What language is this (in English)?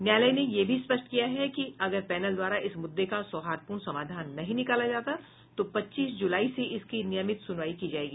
Hindi